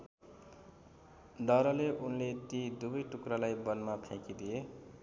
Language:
Nepali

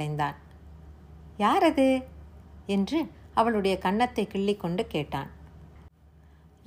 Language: Tamil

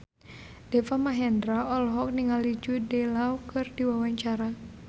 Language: Sundanese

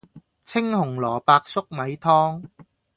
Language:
Cantonese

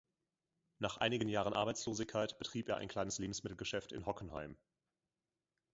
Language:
German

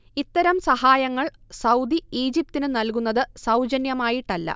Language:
Malayalam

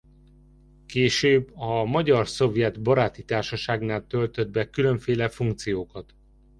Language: Hungarian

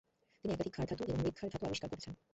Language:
Bangla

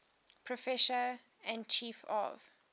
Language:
English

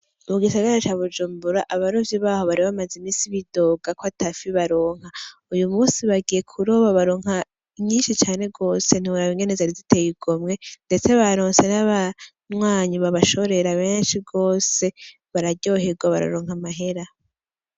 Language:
Rundi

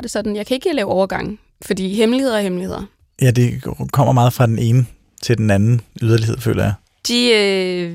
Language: Danish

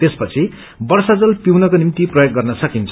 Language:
Nepali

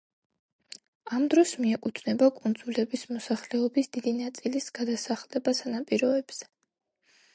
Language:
Georgian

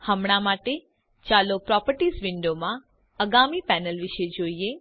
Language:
Gujarati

